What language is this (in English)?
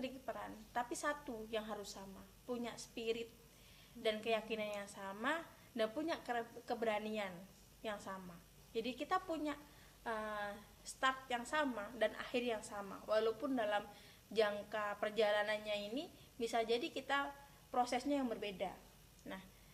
Indonesian